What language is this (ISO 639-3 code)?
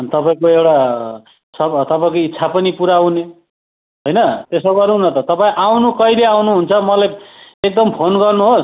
nep